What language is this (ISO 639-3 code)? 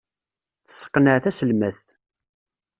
kab